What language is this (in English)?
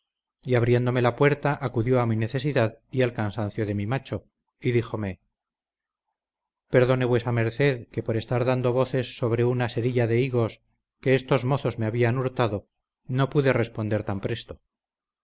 Spanish